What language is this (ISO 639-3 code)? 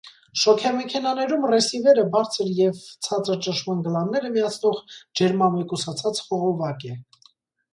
hye